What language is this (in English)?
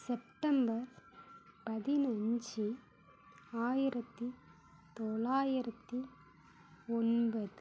Tamil